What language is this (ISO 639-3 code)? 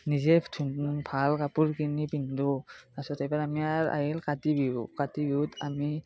asm